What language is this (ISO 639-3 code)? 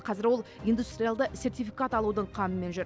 kaz